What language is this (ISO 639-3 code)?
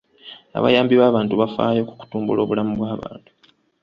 lug